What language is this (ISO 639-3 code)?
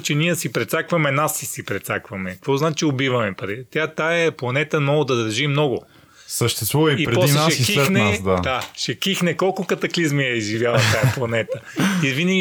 bul